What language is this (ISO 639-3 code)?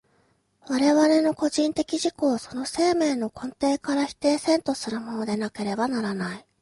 jpn